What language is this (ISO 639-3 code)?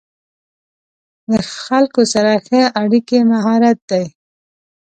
pus